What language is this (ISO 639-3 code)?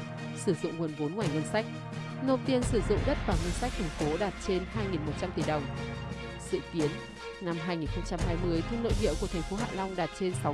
vie